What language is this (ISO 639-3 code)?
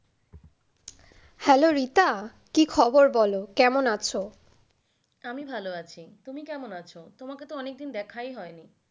ben